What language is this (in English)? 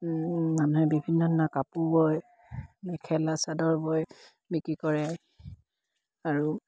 Assamese